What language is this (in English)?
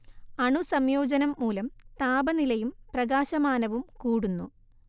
Malayalam